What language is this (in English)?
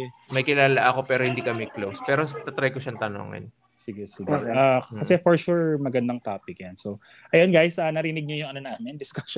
Filipino